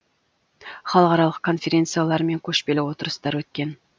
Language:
Kazakh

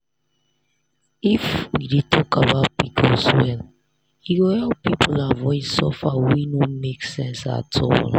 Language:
Nigerian Pidgin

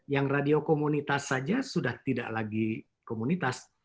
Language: Indonesian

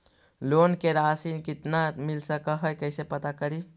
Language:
Magahi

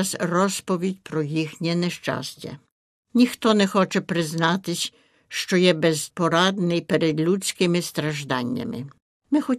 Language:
Ukrainian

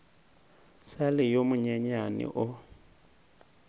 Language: Northern Sotho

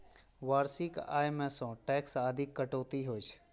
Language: Maithili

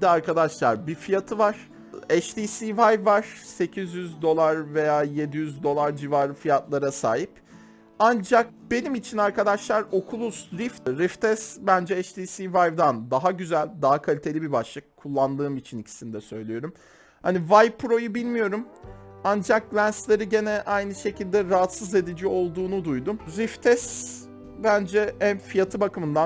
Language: Turkish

